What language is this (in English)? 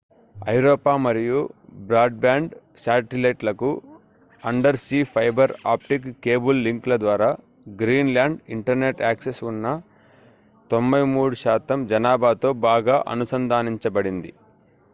Telugu